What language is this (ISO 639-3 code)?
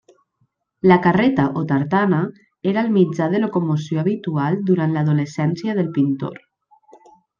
cat